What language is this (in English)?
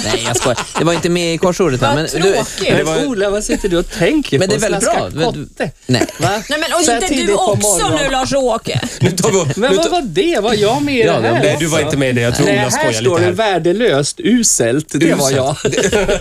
Swedish